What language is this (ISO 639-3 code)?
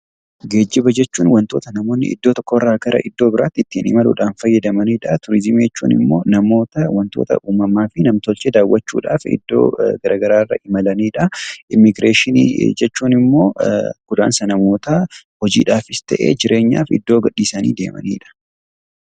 orm